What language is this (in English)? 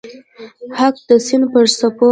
Pashto